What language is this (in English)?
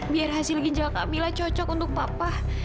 Indonesian